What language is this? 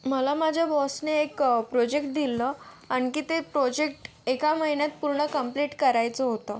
Marathi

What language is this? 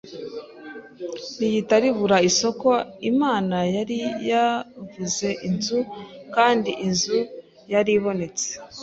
Kinyarwanda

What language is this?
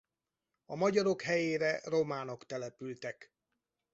Hungarian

